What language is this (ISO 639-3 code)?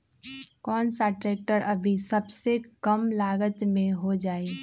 mag